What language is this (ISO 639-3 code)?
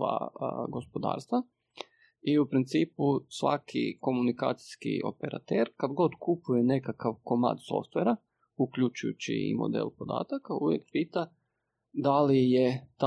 hrv